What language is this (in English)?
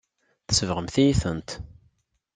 Kabyle